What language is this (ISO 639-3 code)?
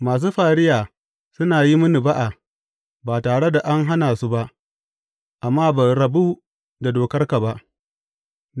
hau